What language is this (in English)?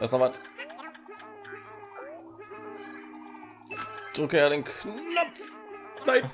German